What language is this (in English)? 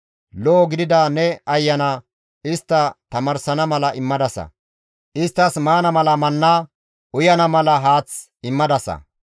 Gamo